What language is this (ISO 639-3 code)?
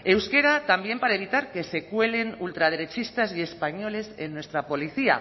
spa